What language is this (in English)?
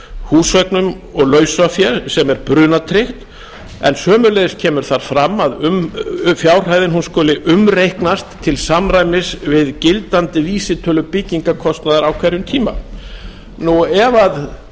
Icelandic